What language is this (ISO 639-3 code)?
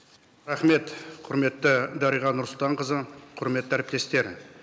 kaz